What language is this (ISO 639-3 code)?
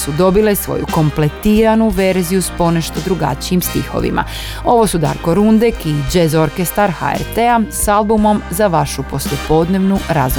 hrv